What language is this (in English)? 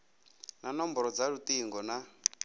Venda